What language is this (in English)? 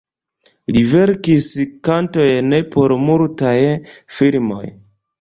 Esperanto